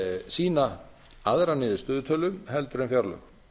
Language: Icelandic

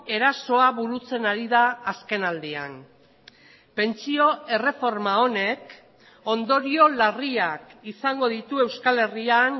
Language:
Basque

